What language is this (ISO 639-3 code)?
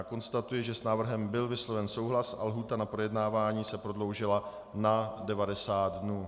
ces